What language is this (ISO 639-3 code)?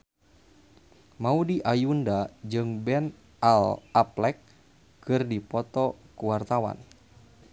sun